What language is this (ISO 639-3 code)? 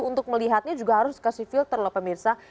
ind